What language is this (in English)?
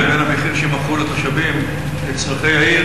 Hebrew